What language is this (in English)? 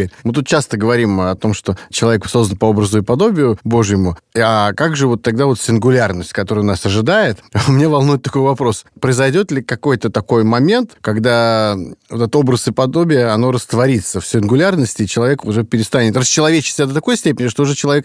Russian